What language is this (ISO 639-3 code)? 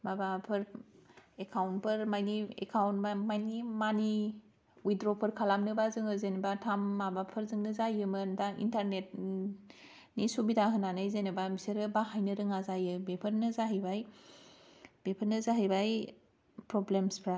brx